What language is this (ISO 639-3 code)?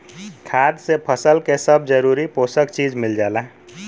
bho